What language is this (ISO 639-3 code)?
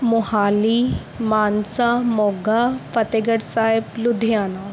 pan